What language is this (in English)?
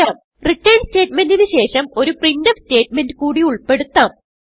Malayalam